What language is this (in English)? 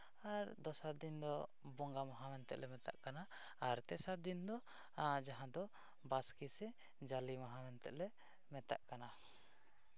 Santali